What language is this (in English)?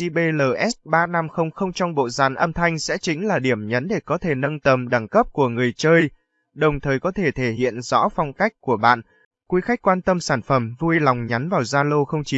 Vietnamese